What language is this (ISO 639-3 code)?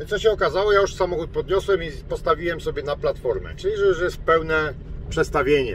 pol